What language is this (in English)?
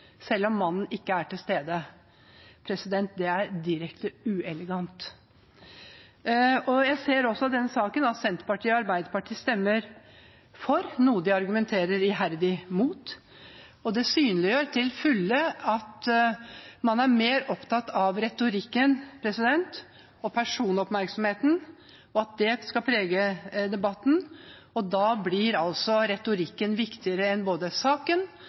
Norwegian Bokmål